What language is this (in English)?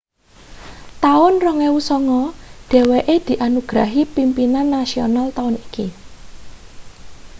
Javanese